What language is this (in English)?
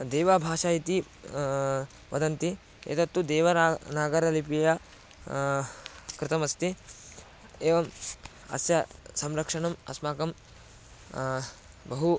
Sanskrit